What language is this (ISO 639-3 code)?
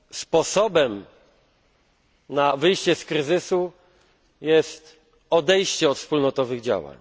pol